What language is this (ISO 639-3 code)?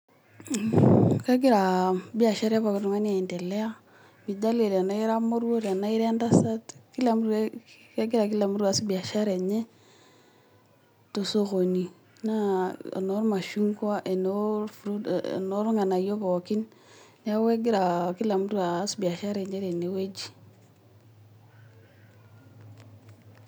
mas